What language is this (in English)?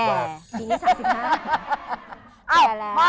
Thai